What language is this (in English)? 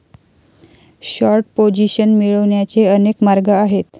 Marathi